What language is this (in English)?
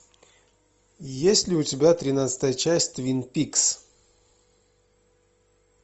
Russian